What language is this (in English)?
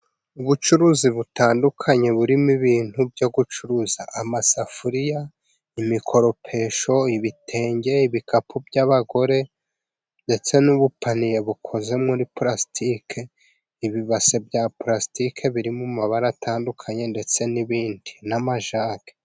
Kinyarwanda